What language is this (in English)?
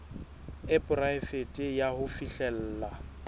Southern Sotho